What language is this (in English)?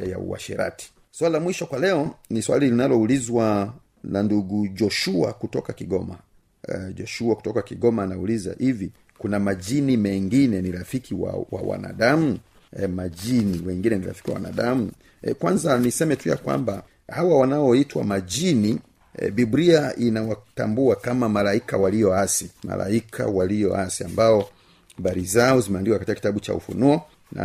Swahili